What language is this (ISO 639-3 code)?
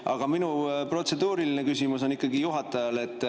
est